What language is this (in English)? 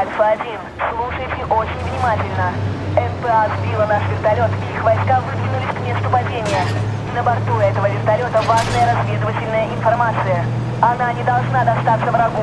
Russian